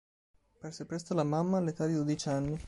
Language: Italian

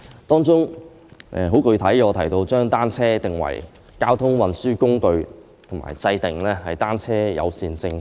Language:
Cantonese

